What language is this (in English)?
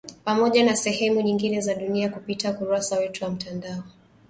Swahili